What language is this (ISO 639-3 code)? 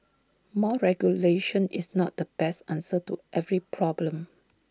eng